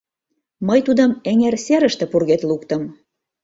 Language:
Mari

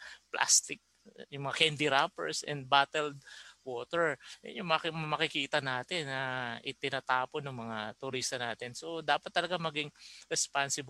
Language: Filipino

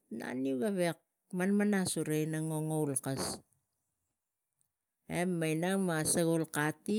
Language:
Tigak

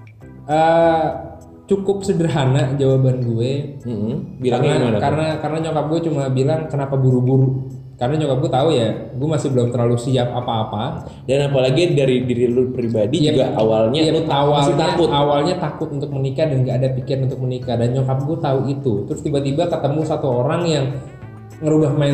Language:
Indonesian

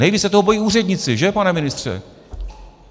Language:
Czech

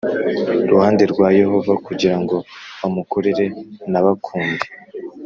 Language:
Kinyarwanda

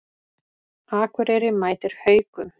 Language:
Icelandic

